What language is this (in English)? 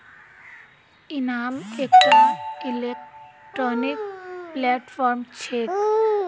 Magahi